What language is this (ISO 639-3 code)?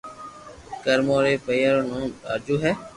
lrk